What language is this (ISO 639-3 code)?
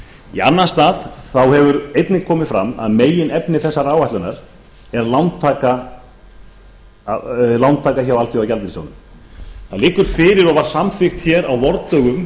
isl